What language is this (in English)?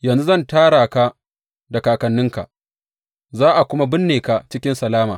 Hausa